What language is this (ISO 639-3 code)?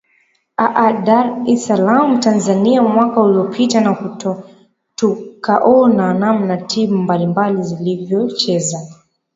swa